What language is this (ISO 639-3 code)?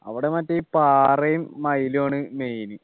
mal